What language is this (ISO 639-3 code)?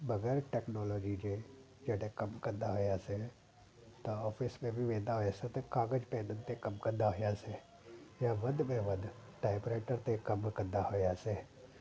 snd